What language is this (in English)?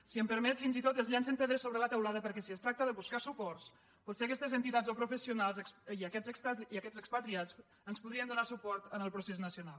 Catalan